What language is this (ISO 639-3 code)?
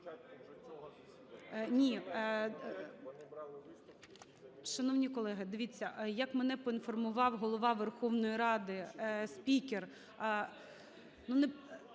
ukr